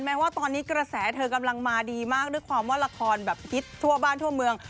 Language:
Thai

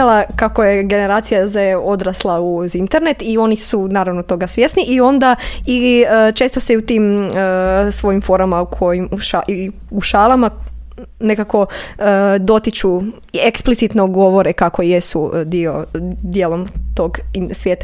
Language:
Croatian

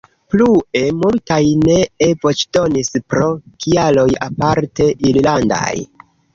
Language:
Esperanto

